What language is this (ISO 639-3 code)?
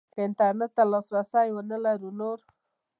pus